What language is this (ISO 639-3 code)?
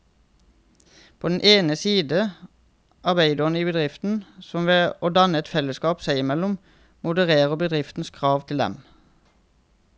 nor